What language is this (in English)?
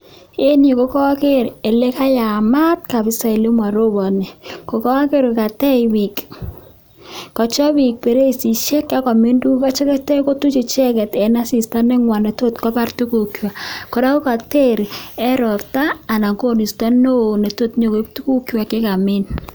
Kalenjin